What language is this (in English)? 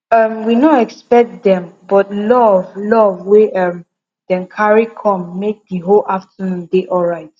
Nigerian Pidgin